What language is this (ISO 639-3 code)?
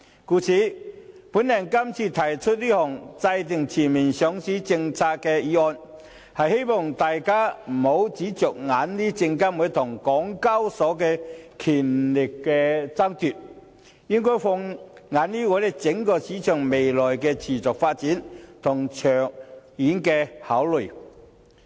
yue